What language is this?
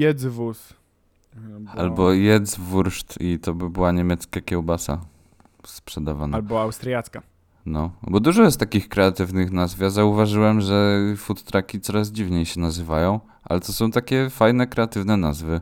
Polish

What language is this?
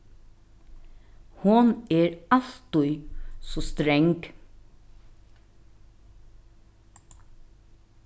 Faroese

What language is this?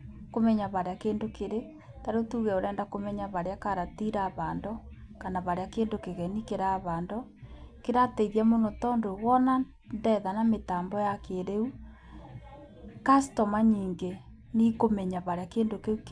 Kikuyu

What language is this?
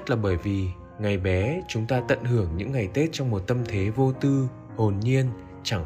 Vietnamese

